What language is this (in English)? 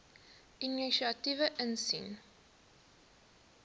Afrikaans